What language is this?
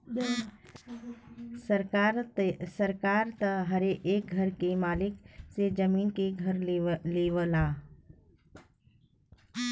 Bhojpuri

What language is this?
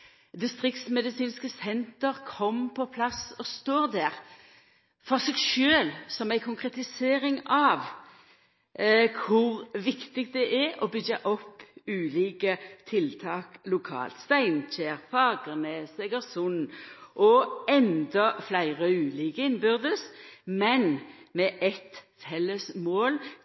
Norwegian Nynorsk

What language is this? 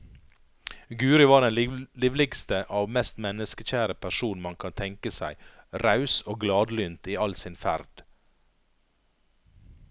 Norwegian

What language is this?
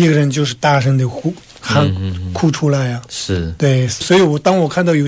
Chinese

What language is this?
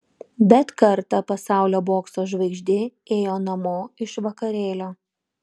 Lithuanian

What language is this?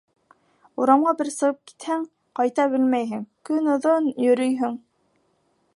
Bashkir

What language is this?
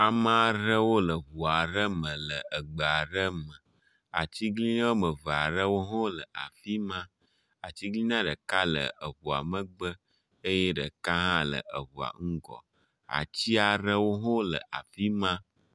Ewe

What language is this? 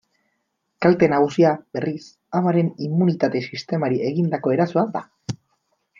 Basque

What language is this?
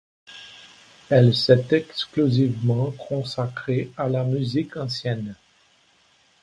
French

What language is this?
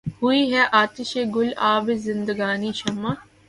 Urdu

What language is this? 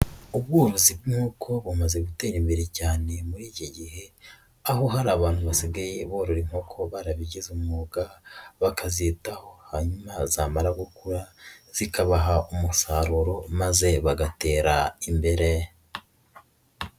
Kinyarwanda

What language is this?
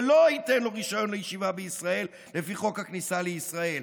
Hebrew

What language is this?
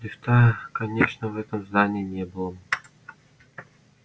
Russian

